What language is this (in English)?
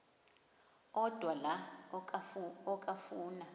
Xhosa